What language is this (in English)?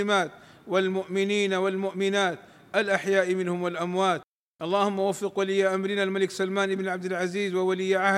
Arabic